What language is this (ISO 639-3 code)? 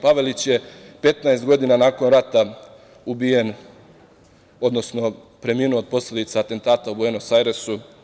srp